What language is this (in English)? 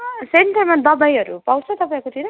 Nepali